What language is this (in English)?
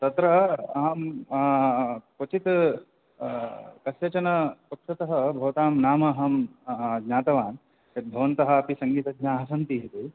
Sanskrit